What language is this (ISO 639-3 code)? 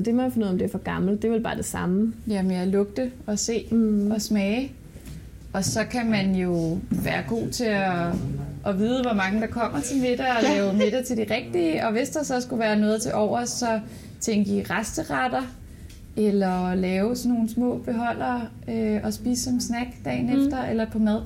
dan